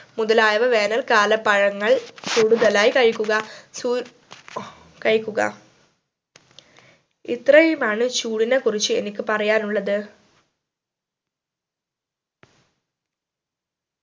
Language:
Malayalam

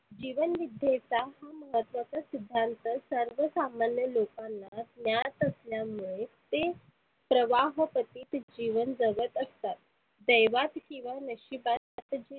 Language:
Marathi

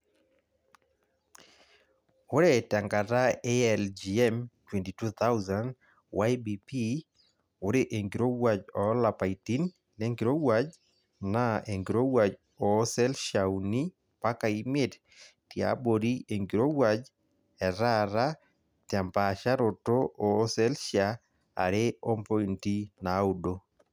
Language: Masai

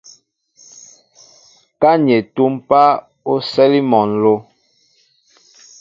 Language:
Mbo (Cameroon)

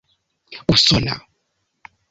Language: Esperanto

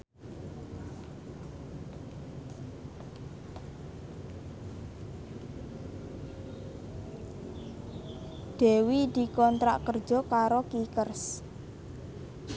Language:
Javanese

